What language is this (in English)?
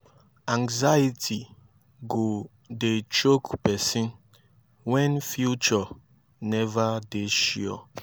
Nigerian Pidgin